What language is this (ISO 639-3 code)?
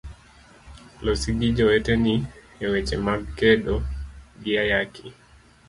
luo